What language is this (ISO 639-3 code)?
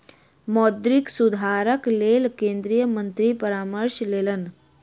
mai